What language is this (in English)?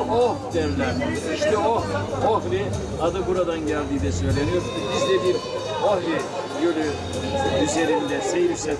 Turkish